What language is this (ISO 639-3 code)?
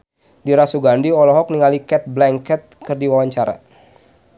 sun